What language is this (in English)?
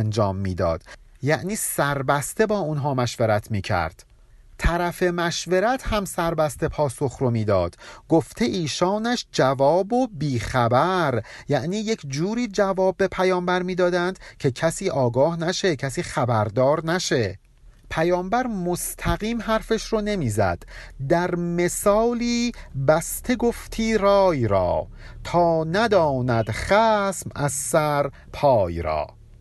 Persian